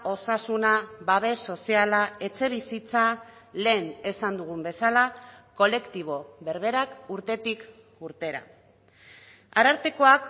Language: Basque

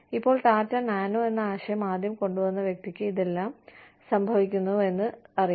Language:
Malayalam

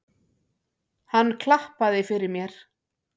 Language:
Icelandic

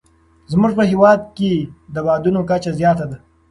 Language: Pashto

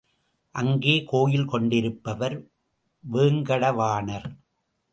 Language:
Tamil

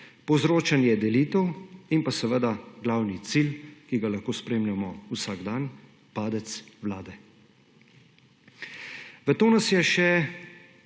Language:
Slovenian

